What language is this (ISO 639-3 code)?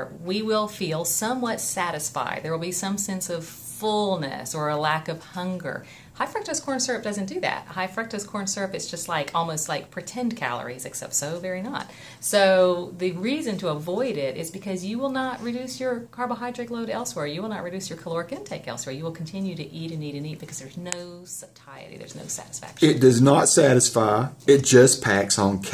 eng